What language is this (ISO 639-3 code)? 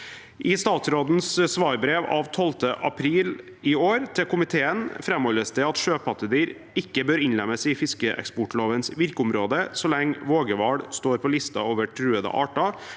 nor